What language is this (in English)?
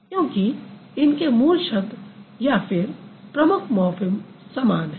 Hindi